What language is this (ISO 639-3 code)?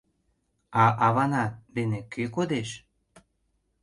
chm